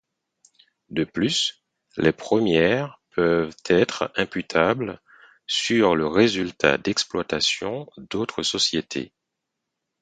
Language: French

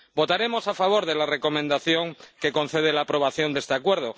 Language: Spanish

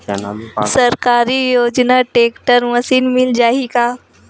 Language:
Chhattisgarhi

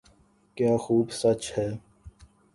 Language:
Urdu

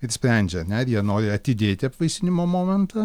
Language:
Lithuanian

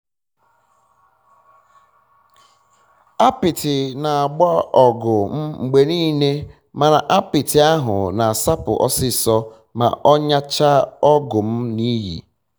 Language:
Igbo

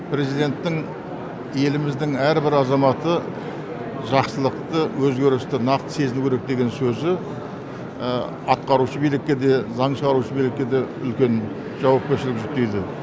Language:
Kazakh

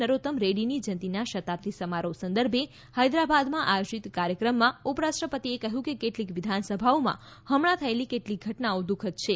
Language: Gujarati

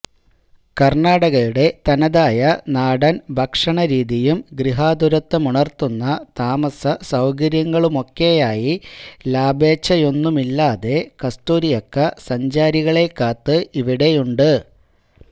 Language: Malayalam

